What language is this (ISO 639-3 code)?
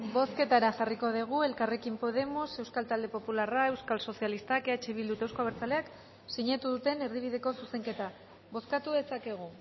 eus